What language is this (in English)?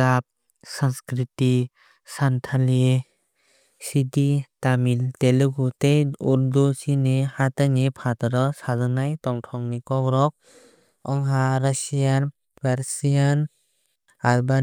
Kok Borok